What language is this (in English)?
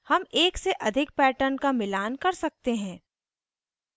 Hindi